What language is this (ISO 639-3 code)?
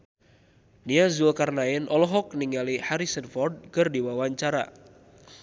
sun